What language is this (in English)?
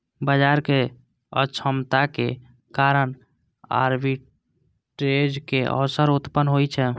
Maithili